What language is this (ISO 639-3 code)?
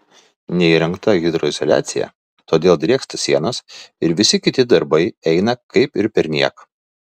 lit